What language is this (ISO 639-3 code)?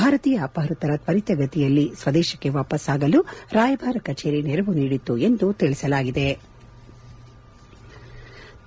kan